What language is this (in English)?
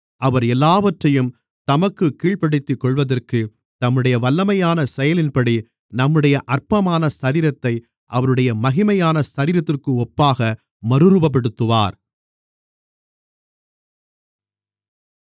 Tamil